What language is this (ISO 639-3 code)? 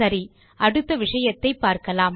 tam